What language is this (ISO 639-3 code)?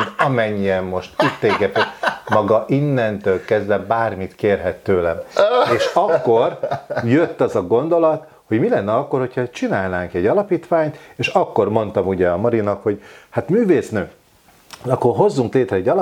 hun